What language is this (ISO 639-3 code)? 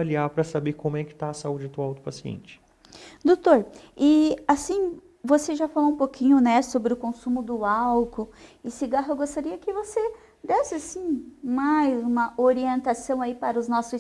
por